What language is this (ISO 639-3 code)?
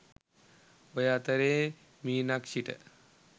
sin